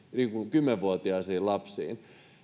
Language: Finnish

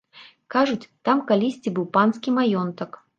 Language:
Belarusian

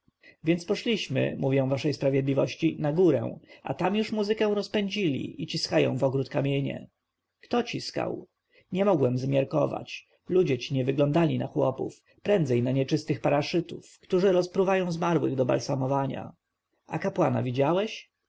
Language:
Polish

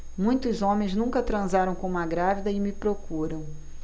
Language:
Portuguese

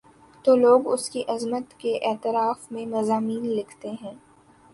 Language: Urdu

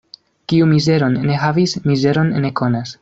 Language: Esperanto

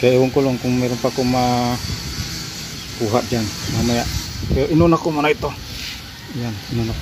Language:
Filipino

